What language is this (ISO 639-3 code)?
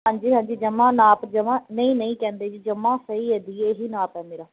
pan